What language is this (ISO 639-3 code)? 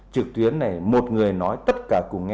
vie